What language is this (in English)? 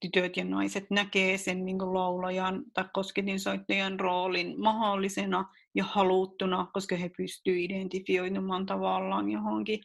Finnish